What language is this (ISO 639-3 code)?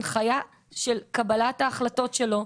heb